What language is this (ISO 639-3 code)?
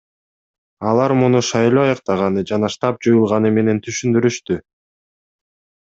kir